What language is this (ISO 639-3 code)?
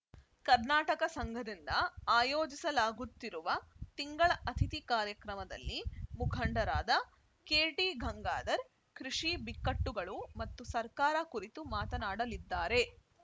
kan